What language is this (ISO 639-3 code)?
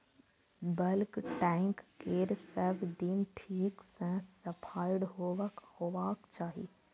mai